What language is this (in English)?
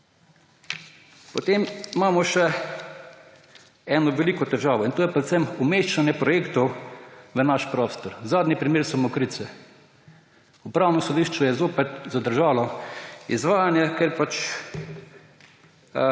Slovenian